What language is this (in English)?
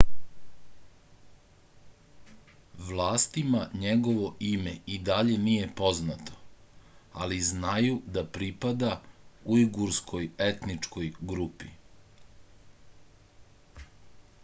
Serbian